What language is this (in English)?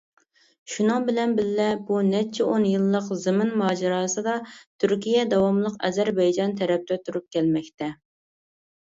Uyghur